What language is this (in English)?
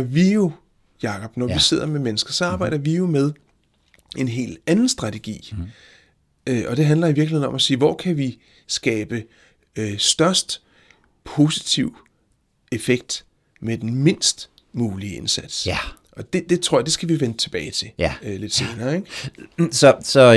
Danish